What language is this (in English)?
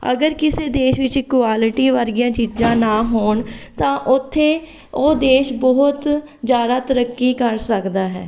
Punjabi